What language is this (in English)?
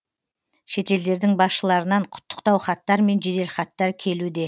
Kazakh